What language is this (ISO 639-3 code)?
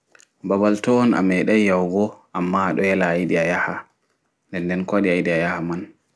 ful